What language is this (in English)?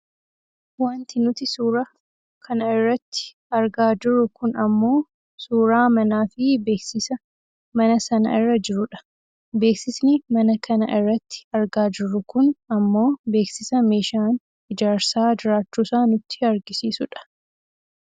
Oromo